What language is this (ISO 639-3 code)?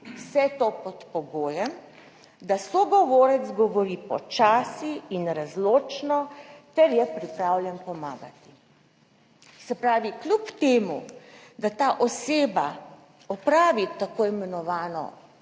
slv